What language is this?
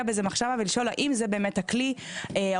Hebrew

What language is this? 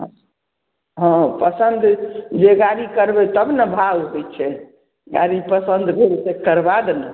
Maithili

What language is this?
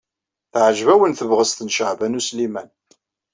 Kabyle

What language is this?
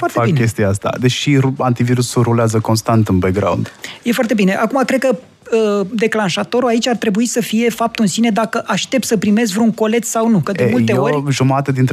Romanian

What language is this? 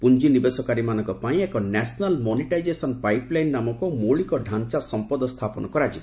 Odia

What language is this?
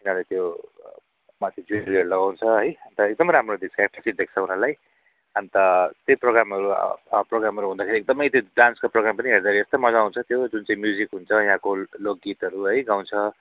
Nepali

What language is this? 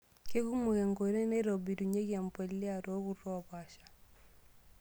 Masai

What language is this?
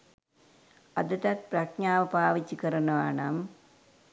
Sinhala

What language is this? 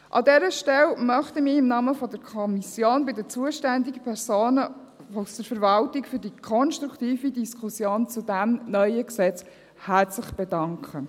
Swiss German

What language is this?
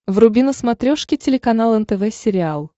Russian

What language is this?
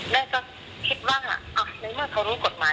Thai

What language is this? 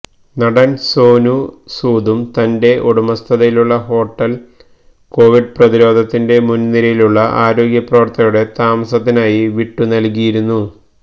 Malayalam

